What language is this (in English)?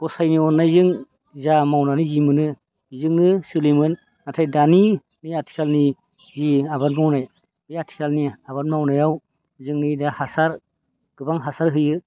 Bodo